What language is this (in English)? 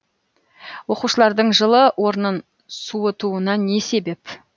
Kazakh